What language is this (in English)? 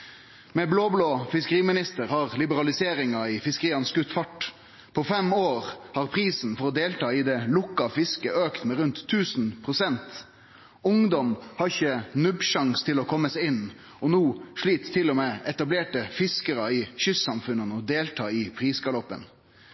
Norwegian Nynorsk